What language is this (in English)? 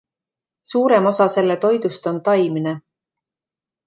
Estonian